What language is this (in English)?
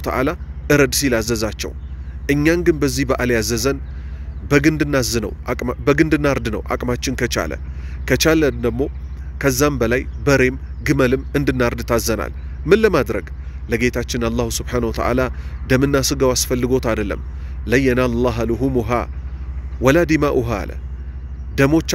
Arabic